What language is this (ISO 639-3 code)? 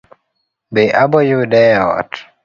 luo